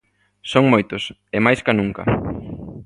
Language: Galician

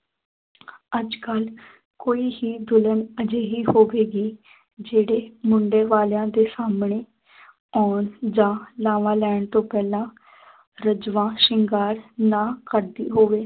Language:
Punjabi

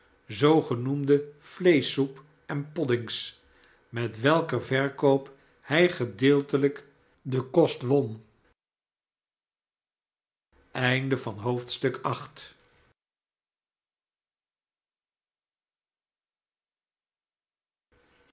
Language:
Dutch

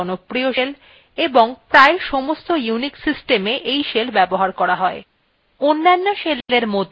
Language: Bangla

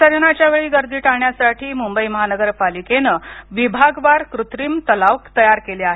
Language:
Marathi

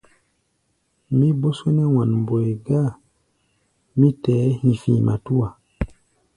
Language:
Gbaya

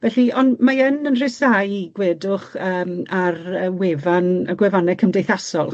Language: Welsh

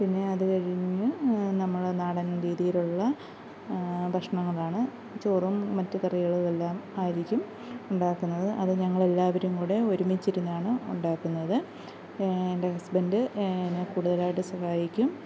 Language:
Malayalam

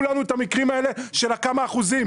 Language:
Hebrew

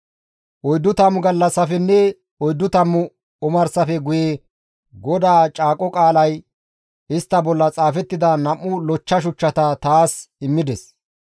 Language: Gamo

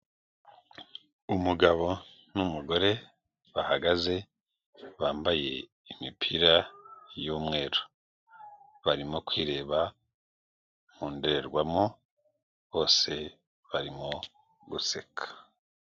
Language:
Kinyarwanda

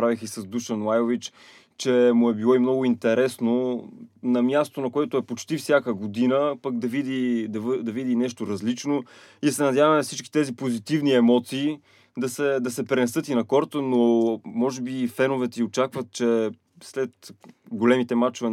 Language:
Bulgarian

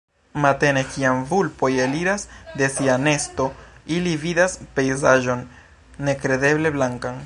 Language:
Esperanto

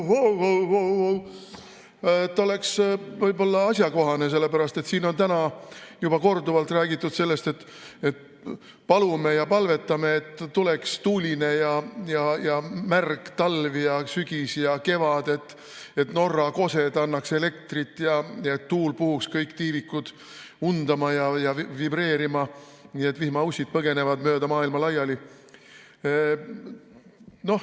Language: Estonian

